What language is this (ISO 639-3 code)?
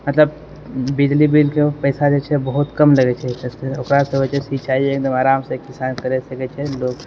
mai